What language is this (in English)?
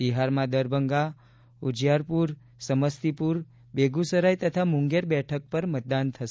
Gujarati